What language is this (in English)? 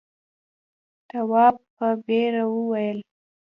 Pashto